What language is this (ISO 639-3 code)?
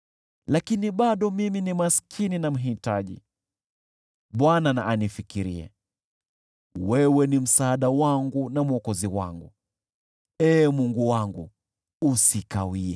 swa